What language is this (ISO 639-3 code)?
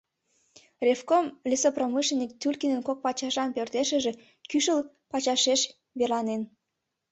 chm